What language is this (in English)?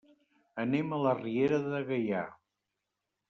Catalan